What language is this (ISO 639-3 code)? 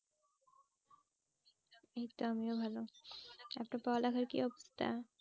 ben